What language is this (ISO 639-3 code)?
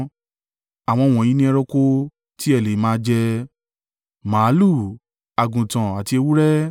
yor